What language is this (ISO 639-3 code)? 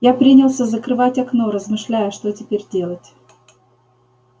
rus